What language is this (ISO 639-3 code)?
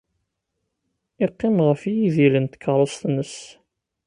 kab